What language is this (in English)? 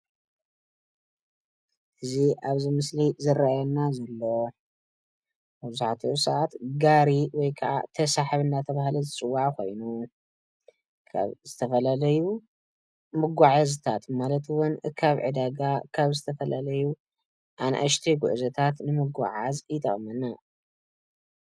Tigrinya